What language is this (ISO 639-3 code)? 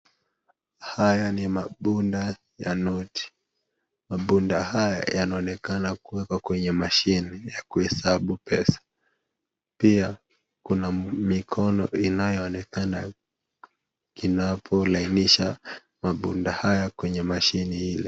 swa